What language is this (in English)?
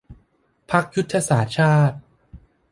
Thai